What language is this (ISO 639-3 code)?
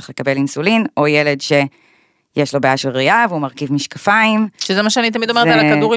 heb